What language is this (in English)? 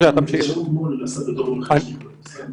Hebrew